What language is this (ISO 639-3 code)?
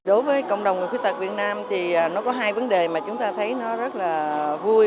vie